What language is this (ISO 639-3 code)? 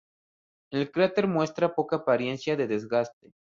spa